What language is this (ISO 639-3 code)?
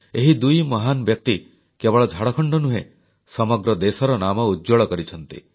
ori